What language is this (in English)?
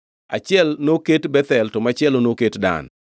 Luo (Kenya and Tanzania)